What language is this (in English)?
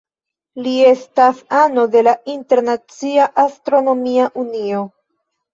Esperanto